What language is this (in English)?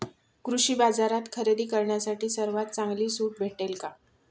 Marathi